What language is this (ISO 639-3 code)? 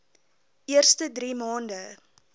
afr